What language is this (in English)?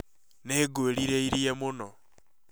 Kikuyu